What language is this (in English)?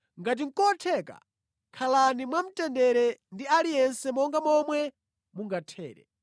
Nyanja